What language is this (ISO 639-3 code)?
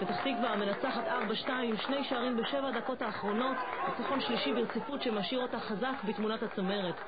heb